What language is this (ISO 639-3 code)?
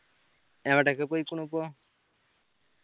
mal